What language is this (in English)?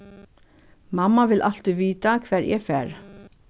Faroese